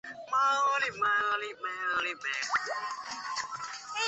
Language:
Chinese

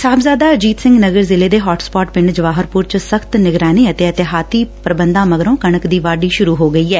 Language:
Punjabi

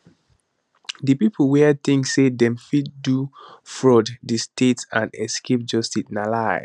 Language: Nigerian Pidgin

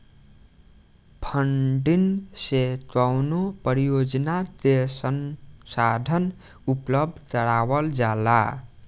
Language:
Bhojpuri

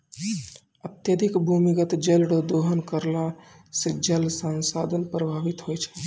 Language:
Maithili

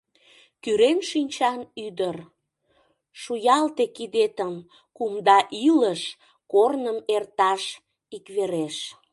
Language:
Mari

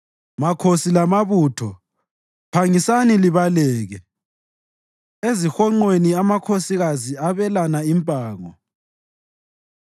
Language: North Ndebele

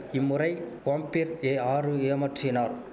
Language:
Tamil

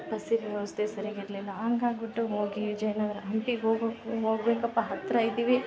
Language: Kannada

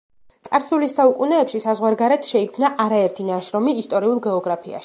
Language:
Georgian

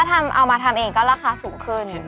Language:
Thai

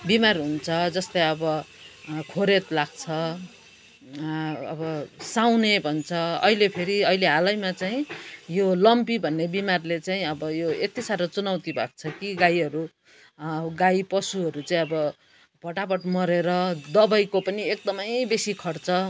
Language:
Nepali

